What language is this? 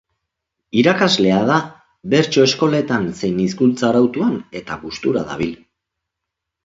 Basque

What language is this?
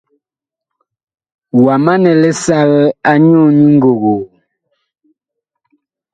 Bakoko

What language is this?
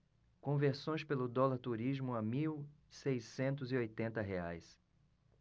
Portuguese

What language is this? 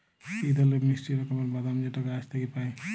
Bangla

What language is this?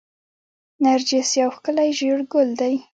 Pashto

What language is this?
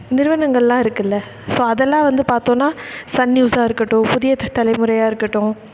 Tamil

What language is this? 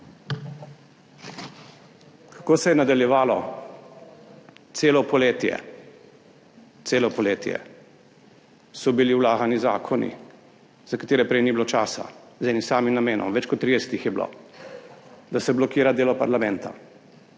Slovenian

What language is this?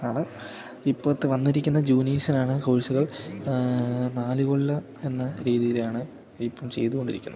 Malayalam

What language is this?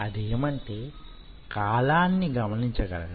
Telugu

